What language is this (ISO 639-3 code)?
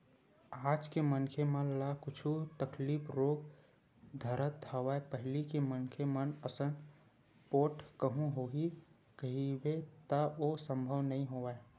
hne